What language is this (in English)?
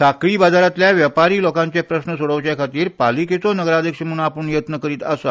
Konkani